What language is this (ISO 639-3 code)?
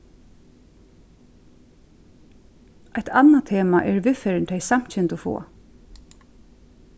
fao